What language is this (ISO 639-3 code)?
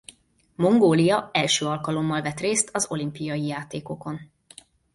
hun